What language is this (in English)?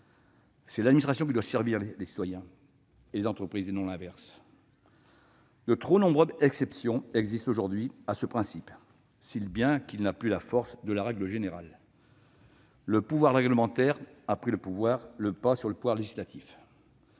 French